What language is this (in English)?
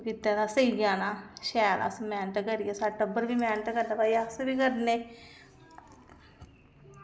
Dogri